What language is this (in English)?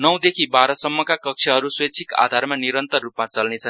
Nepali